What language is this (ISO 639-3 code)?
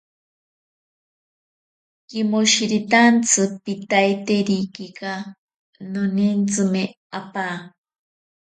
prq